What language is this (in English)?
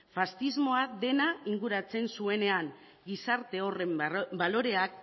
Basque